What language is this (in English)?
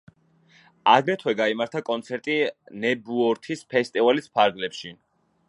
Georgian